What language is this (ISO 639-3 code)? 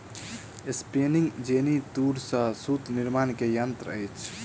mai